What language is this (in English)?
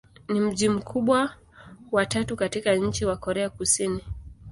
Swahili